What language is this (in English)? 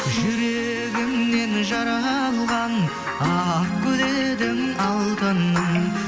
Kazakh